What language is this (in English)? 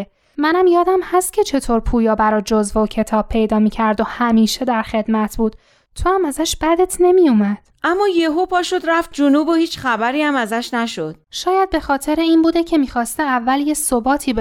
Persian